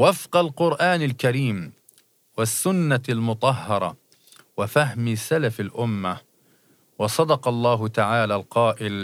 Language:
Arabic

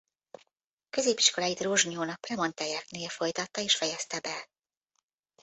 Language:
Hungarian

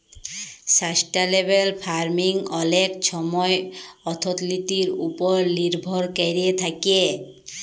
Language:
Bangla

